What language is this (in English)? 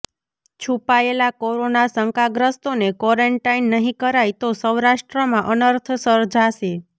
Gujarati